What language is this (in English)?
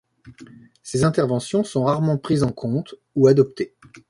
French